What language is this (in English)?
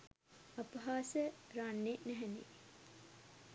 Sinhala